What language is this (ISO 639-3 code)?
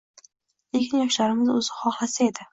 uzb